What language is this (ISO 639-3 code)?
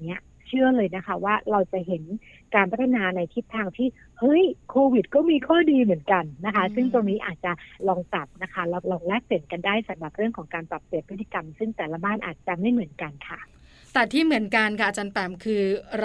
tha